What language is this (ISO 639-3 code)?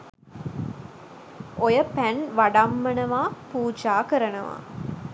sin